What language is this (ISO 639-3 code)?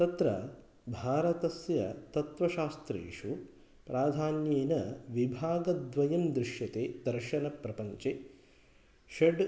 san